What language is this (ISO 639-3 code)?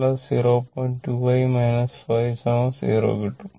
mal